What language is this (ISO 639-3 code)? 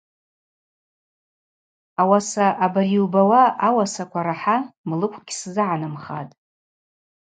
abq